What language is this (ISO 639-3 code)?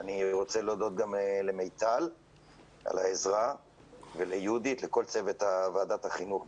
heb